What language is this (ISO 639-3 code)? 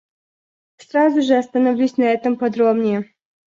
rus